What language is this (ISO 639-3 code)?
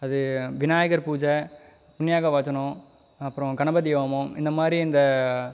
tam